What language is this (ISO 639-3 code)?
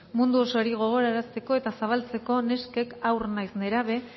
eus